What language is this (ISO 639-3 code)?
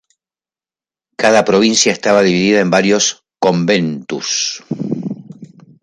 spa